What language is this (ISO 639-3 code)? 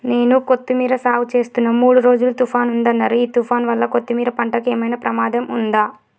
tel